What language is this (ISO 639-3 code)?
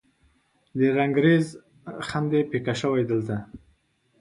pus